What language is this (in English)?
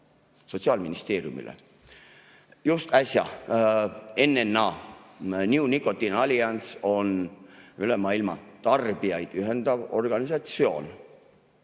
Estonian